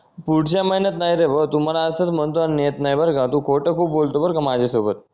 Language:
Marathi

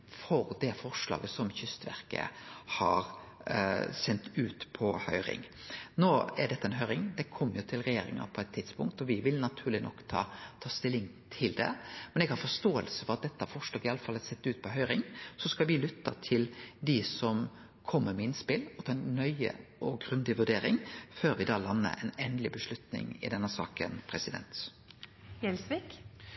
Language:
Norwegian Nynorsk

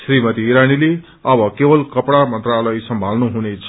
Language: Nepali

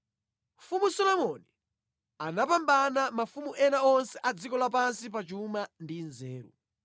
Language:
Nyanja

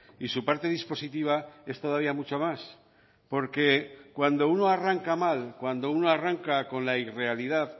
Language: Spanish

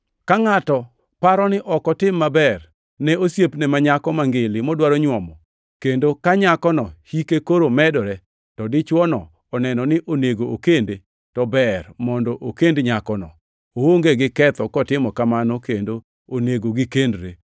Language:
Luo (Kenya and Tanzania)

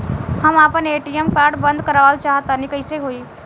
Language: Bhojpuri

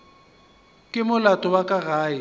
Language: Northern Sotho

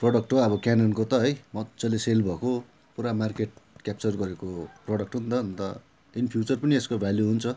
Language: Nepali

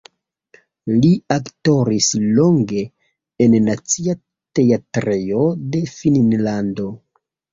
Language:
Esperanto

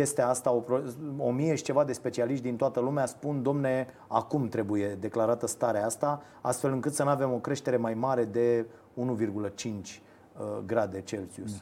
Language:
Romanian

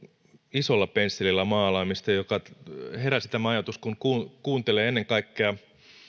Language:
Finnish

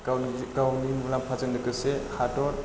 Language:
Bodo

